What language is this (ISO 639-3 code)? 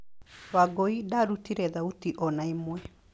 kik